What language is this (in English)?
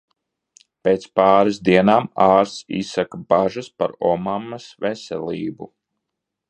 Latvian